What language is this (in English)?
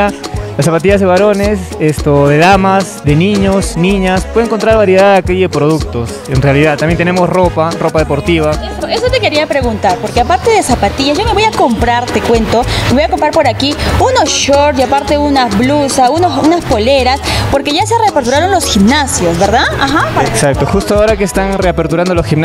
Spanish